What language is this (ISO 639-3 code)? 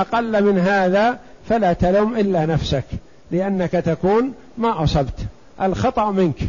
ara